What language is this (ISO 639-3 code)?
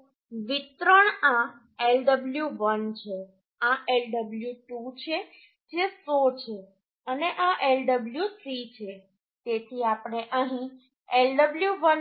guj